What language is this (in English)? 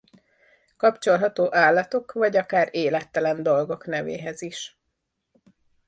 Hungarian